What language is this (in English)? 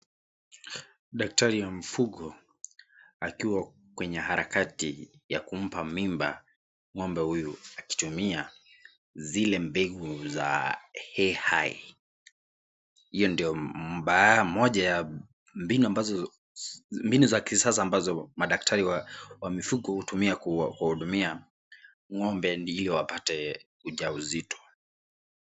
Swahili